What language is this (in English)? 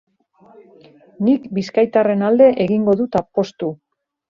Basque